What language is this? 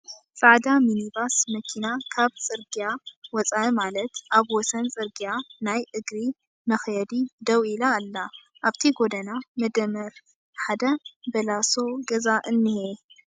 Tigrinya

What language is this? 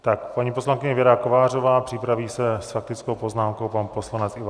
Czech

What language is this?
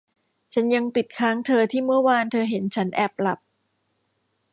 Thai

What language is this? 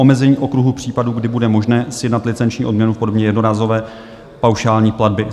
Czech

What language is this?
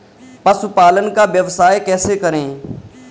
Hindi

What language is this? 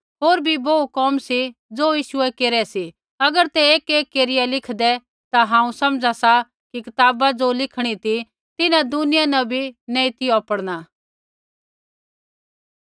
Kullu Pahari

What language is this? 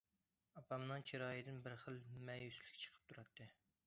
Uyghur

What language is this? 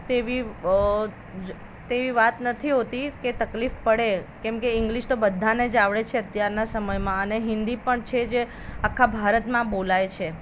Gujarati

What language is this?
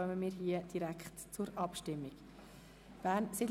Swiss German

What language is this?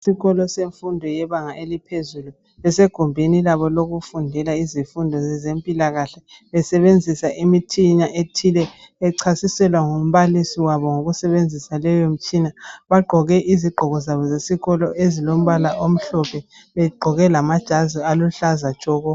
North Ndebele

